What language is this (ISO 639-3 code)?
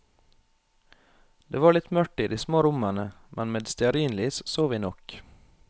nor